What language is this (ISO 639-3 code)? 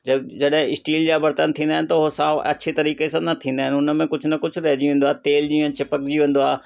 snd